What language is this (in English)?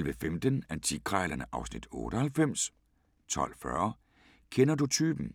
Danish